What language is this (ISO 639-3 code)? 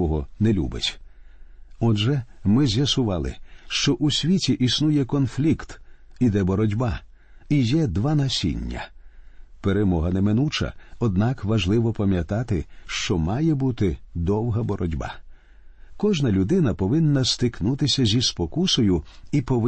ukr